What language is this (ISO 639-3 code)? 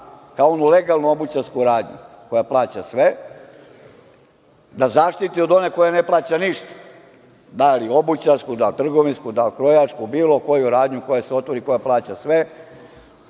srp